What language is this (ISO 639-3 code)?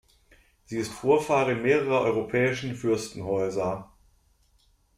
deu